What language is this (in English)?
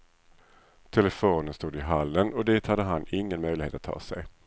Swedish